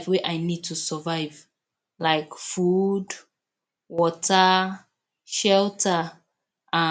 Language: Nigerian Pidgin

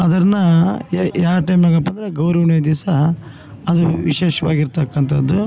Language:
Kannada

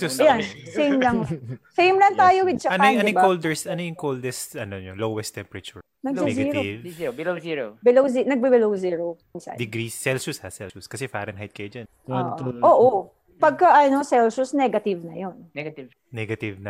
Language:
Filipino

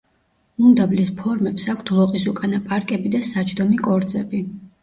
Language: Georgian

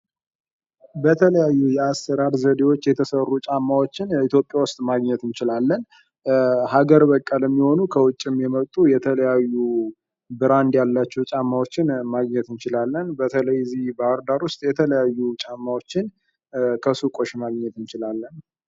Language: Amharic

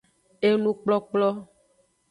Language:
Aja (Benin)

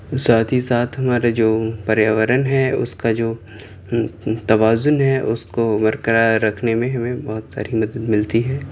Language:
Urdu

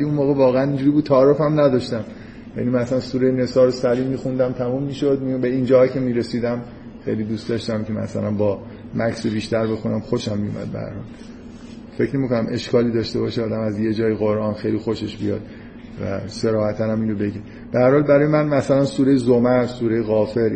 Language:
Persian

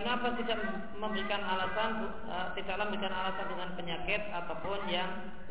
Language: Indonesian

